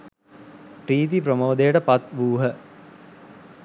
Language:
Sinhala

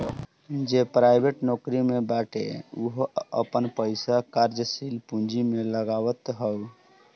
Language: Bhojpuri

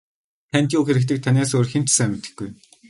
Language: Mongolian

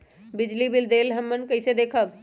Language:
Magahi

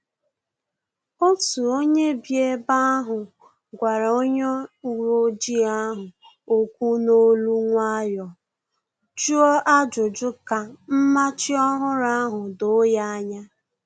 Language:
Igbo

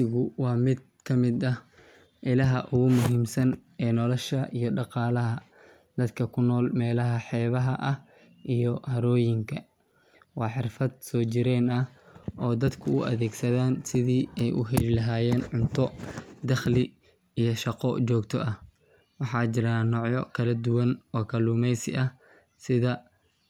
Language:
Somali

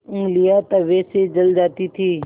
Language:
Hindi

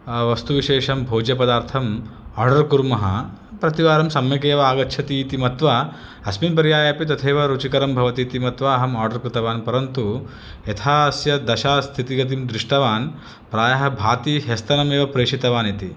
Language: Sanskrit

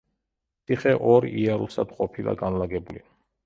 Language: Georgian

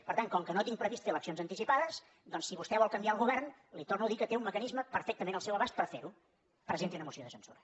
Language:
Catalan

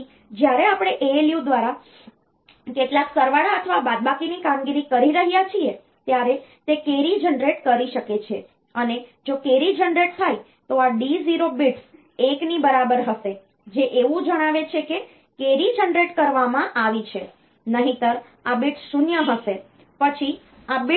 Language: Gujarati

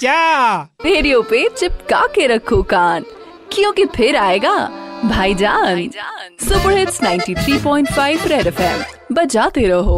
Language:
Hindi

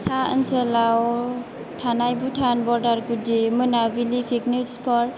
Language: Bodo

